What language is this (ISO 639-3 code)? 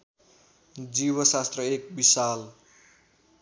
nep